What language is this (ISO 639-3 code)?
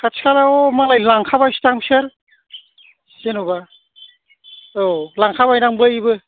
brx